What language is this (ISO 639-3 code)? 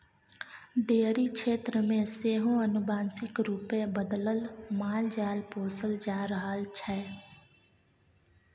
mai